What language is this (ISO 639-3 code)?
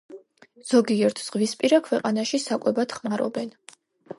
kat